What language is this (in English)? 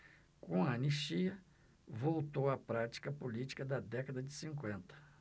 Portuguese